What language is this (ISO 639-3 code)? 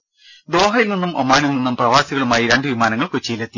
mal